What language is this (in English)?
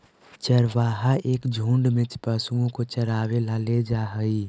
Magahi